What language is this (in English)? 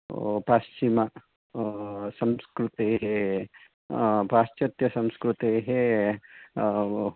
Sanskrit